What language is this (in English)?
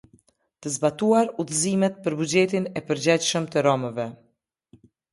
Albanian